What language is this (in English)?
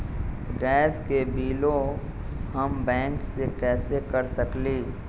Magahi